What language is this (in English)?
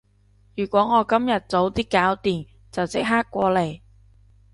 Cantonese